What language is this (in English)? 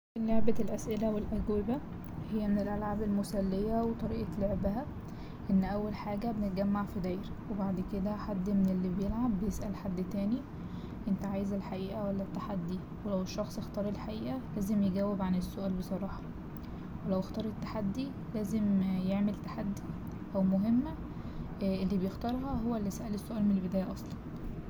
Egyptian Arabic